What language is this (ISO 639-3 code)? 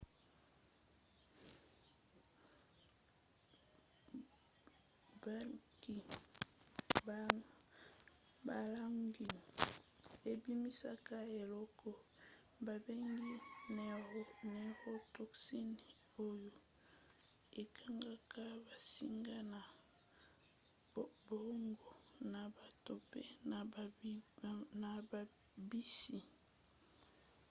lin